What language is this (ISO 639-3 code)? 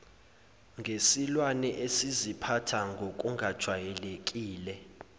zul